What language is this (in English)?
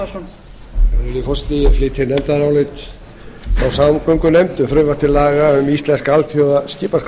Icelandic